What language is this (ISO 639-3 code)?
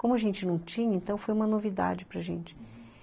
por